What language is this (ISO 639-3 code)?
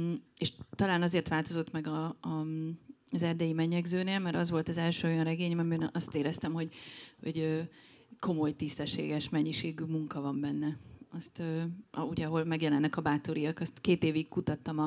hun